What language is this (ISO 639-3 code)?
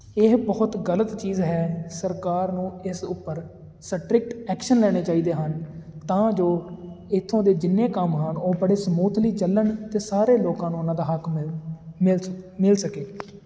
pan